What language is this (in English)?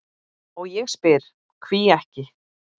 Icelandic